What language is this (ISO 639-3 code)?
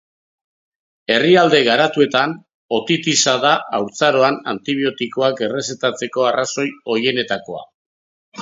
eus